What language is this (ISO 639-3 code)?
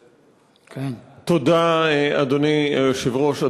heb